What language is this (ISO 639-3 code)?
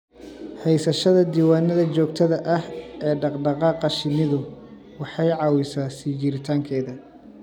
som